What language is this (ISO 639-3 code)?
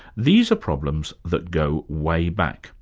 eng